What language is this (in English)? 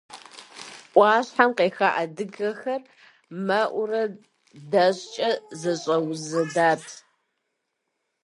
Kabardian